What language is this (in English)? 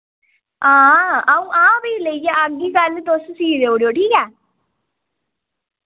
Dogri